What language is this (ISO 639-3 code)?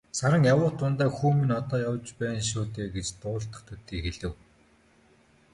mon